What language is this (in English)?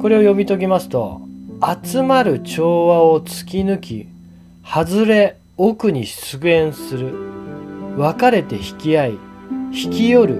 Japanese